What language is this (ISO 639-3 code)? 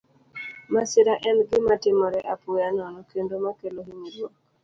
luo